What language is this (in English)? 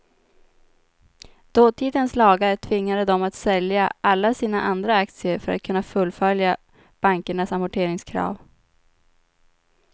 Swedish